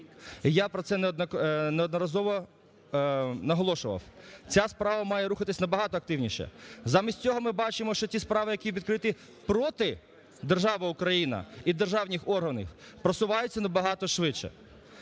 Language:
Ukrainian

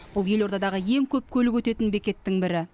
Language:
Kazakh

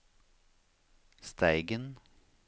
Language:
Norwegian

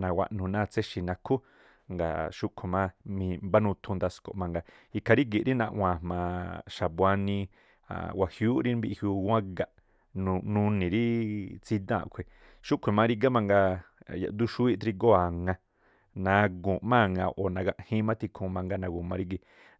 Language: Tlacoapa Me'phaa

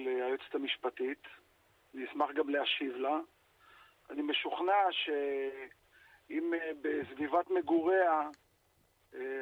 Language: Hebrew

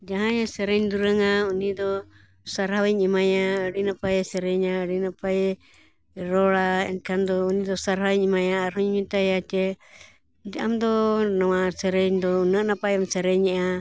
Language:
Santali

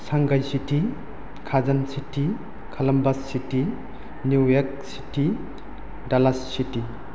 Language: Bodo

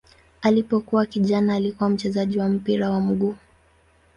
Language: Swahili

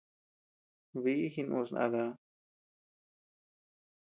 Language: Tepeuxila Cuicatec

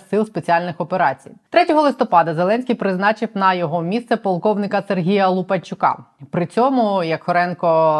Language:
Ukrainian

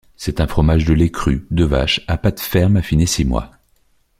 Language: French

